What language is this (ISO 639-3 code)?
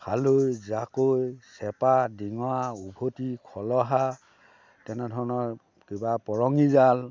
asm